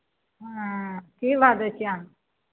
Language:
Maithili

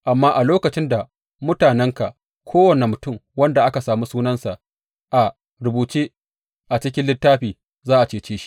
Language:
Hausa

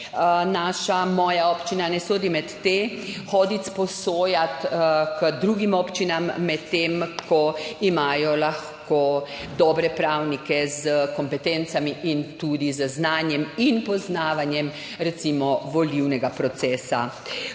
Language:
Slovenian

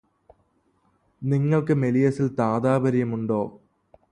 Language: Malayalam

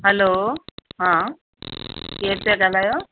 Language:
Sindhi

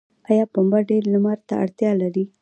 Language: Pashto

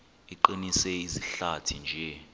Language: Xhosa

